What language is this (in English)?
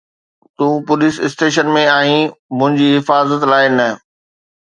Sindhi